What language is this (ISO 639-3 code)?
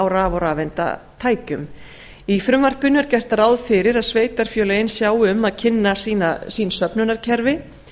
isl